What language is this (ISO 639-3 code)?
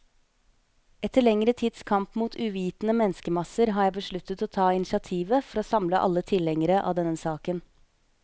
nor